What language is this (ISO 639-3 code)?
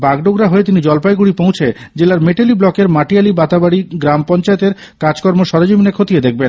ben